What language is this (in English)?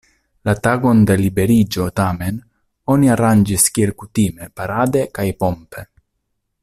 Esperanto